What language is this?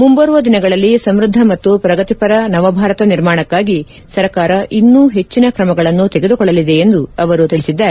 Kannada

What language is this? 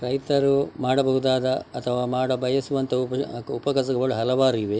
Kannada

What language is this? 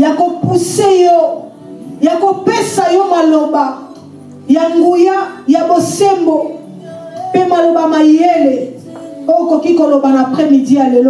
French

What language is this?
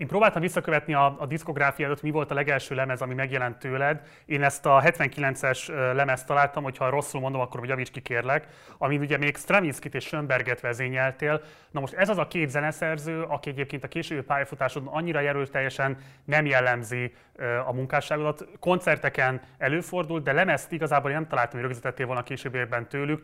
Hungarian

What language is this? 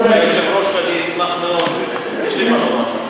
Hebrew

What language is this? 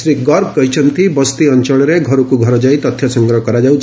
Odia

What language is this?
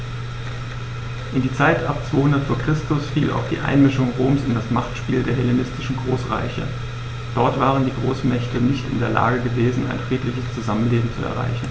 German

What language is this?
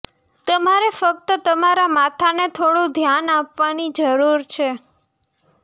Gujarati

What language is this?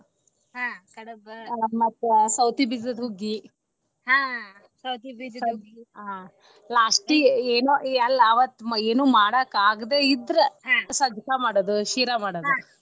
Kannada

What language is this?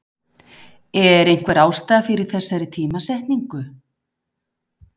Icelandic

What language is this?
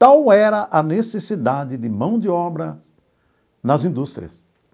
Portuguese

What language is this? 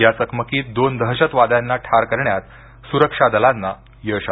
Marathi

